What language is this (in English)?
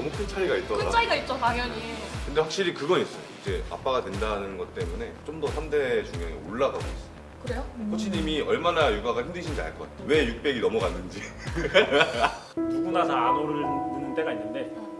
Korean